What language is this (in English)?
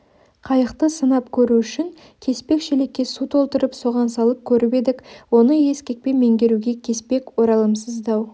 Kazakh